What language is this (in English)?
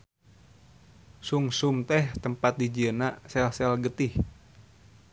Sundanese